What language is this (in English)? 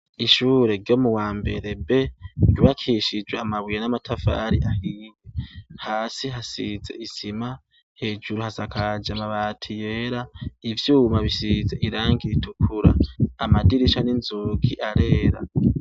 Rundi